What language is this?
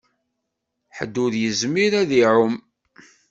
Kabyle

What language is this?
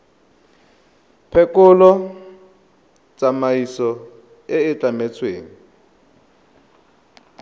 Tswana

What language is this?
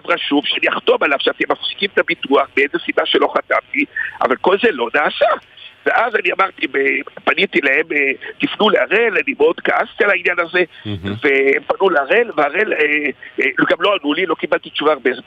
Hebrew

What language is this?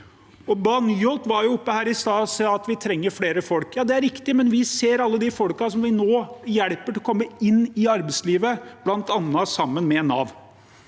Norwegian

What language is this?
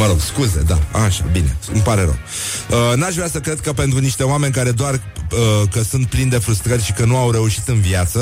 Romanian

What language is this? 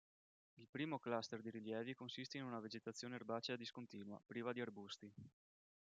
Italian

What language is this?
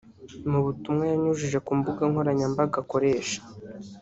Kinyarwanda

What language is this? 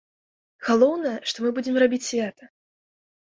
Belarusian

